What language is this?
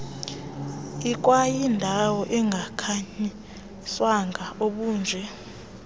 Xhosa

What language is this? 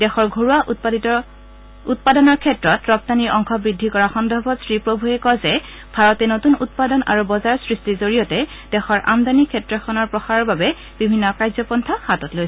Assamese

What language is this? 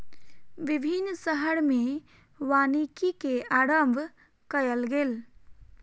Maithili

